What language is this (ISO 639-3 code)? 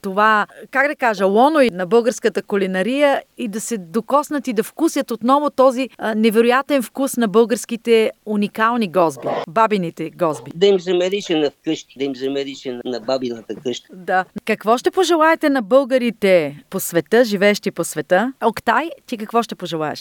bul